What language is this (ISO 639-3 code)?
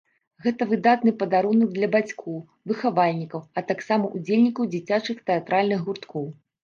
bel